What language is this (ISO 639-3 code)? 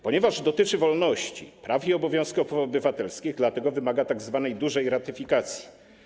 pol